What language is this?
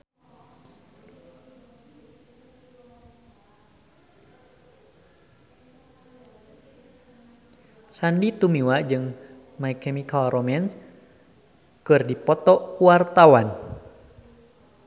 Sundanese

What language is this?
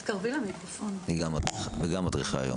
Hebrew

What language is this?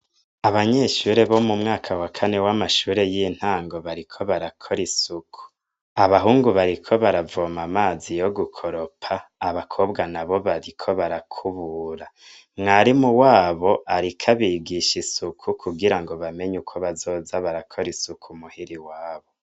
Rundi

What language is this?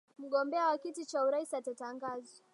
Swahili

